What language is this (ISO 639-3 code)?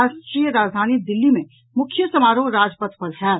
mai